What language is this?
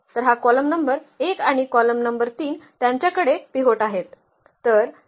Marathi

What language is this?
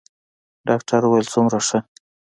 Pashto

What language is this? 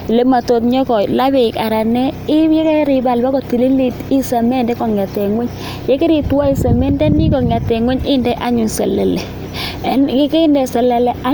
Kalenjin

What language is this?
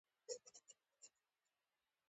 Pashto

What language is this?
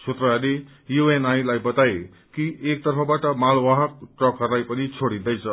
Nepali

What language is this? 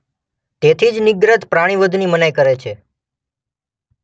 Gujarati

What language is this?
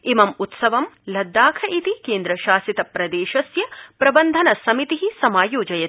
Sanskrit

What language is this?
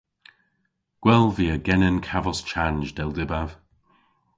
Cornish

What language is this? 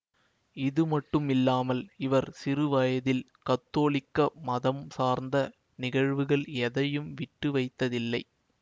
Tamil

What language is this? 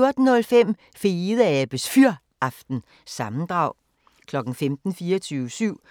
Danish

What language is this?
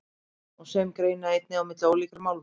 Icelandic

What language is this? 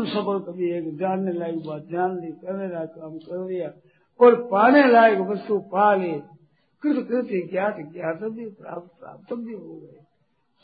Hindi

